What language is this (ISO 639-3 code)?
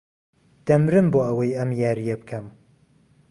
ckb